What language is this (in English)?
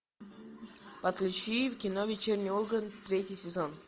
Russian